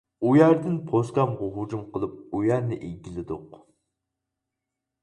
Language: Uyghur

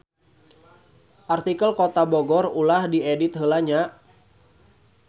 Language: Sundanese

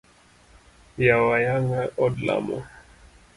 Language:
Luo (Kenya and Tanzania)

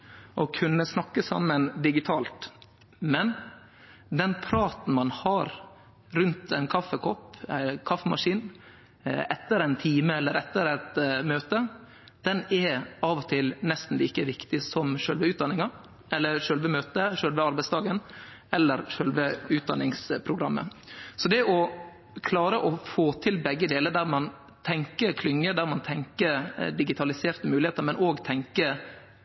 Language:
Norwegian Nynorsk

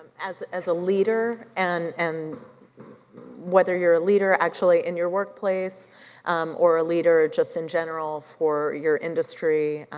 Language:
English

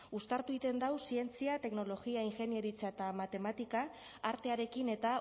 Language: Basque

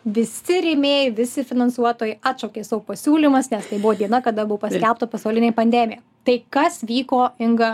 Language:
Lithuanian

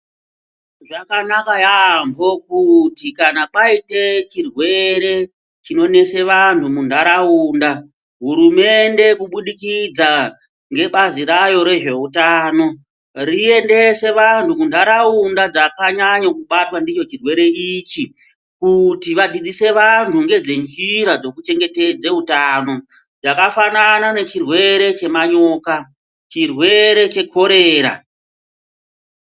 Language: Ndau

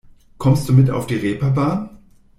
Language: German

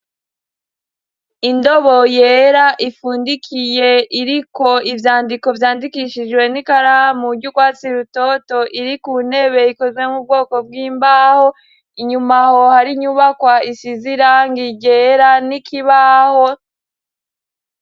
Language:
Rundi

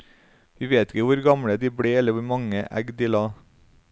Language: Norwegian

